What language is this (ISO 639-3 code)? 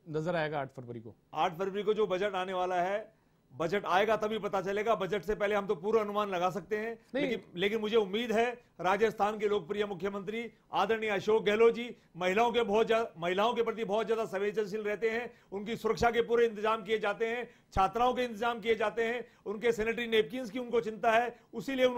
hin